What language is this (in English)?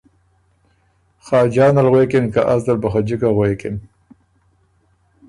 Ormuri